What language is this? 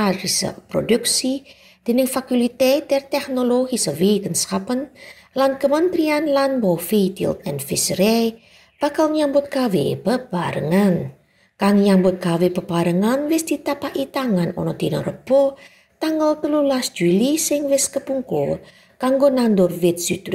Indonesian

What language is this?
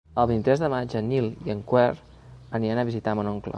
Catalan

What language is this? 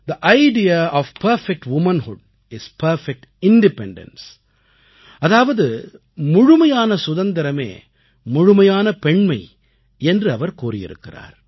Tamil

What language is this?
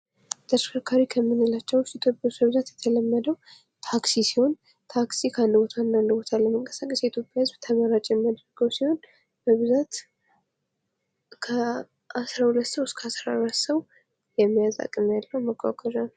Amharic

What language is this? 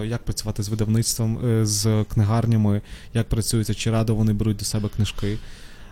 Ukrainian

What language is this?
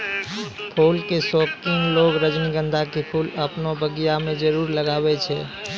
Maithili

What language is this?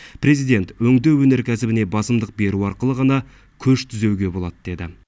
Kazakh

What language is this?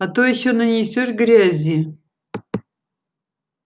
Russian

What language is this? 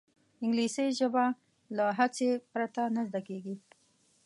Pashto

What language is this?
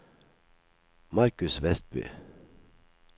Norwegian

